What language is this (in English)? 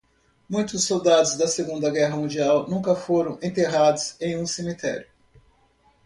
Portuguese